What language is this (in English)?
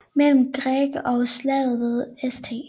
Danish